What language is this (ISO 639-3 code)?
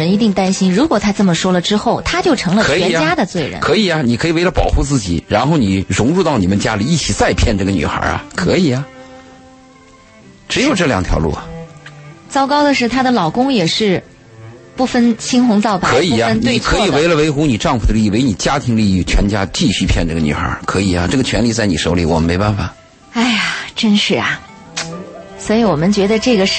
zho